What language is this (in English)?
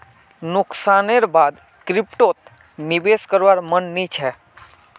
Magahi